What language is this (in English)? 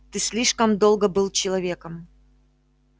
Russian